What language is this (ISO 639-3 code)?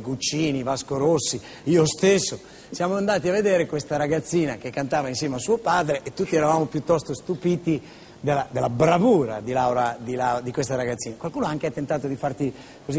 ita